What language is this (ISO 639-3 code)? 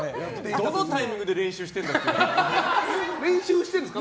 jpn